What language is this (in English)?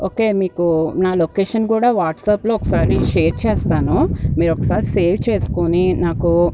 Telugu